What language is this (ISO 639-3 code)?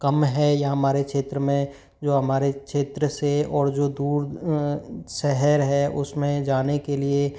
hin